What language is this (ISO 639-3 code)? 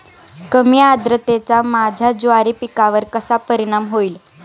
mar